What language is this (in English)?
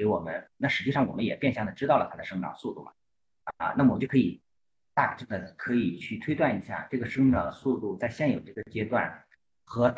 Chinese